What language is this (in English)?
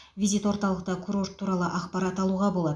Kazakh